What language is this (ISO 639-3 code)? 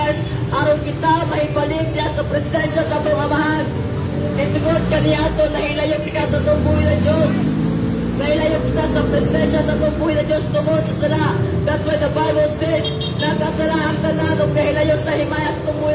fil